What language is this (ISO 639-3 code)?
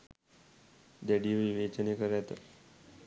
sin